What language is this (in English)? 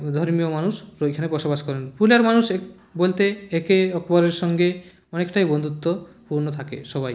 Bangla